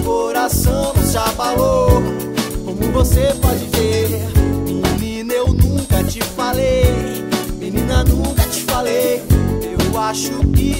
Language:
Latvian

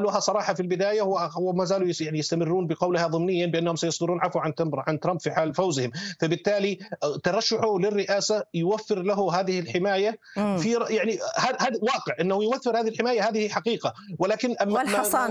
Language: Arabic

